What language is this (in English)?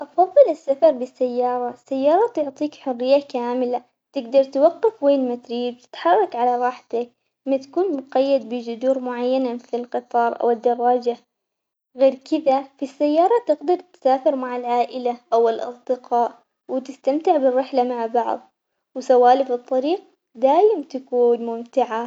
Omani Arabic